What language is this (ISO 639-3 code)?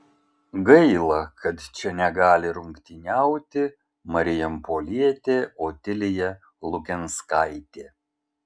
lit